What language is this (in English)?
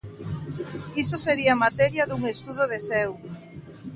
Galician